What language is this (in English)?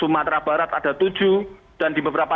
Indonesian